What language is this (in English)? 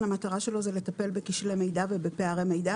Hebrew